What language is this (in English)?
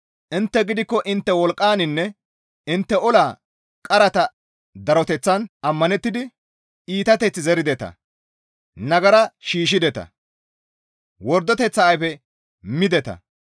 Gamo